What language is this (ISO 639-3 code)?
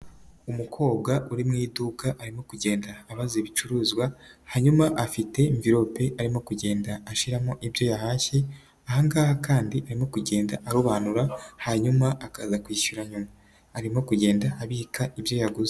kin